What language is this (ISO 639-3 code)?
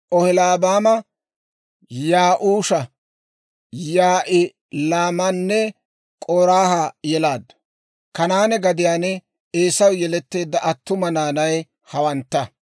dwr